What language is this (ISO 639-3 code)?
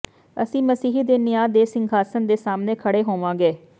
pan